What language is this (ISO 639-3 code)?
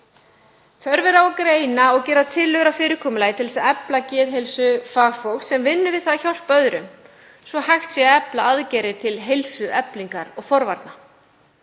isl